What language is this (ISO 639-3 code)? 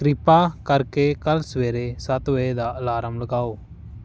pan